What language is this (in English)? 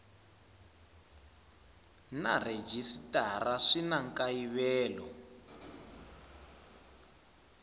Tsonga